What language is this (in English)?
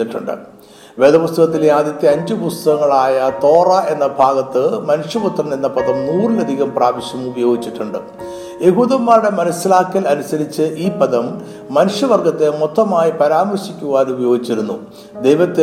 Malayalam